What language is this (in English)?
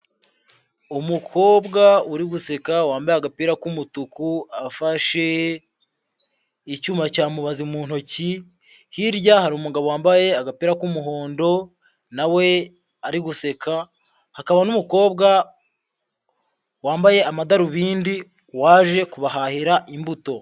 Kinyarwanda